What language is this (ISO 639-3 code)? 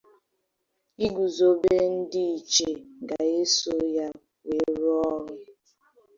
ibo